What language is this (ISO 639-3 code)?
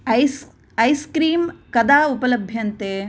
san